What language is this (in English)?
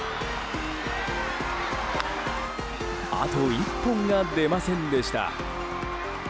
Japanese